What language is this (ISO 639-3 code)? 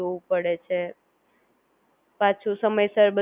guj